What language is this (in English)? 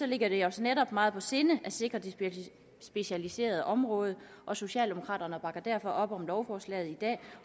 Danish